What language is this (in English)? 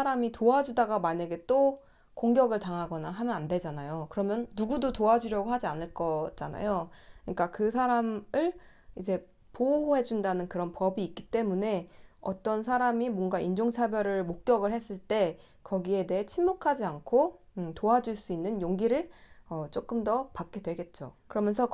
Korean